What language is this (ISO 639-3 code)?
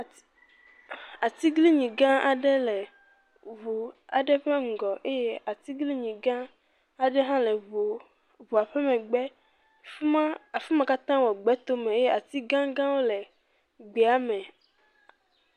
ewe